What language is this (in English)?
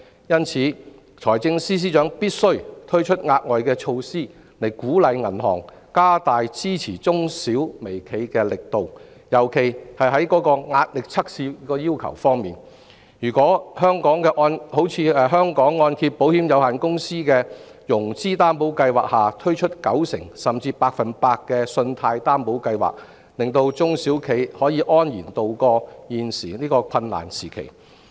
Cantonese